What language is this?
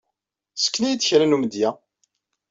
Kabyle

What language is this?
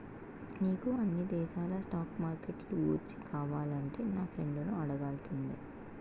Telugu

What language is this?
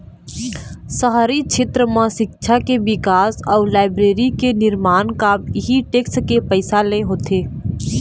Chhattisgarhi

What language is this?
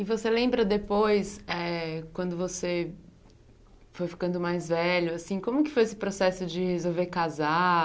Portuguese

